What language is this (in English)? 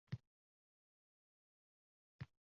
Uzbek